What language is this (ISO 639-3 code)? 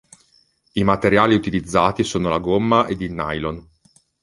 ita